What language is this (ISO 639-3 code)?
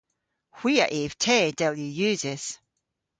cor